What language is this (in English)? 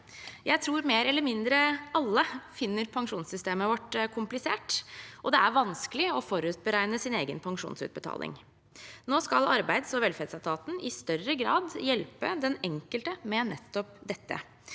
Norwegian